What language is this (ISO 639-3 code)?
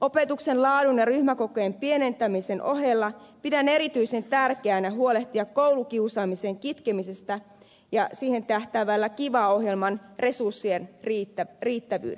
fin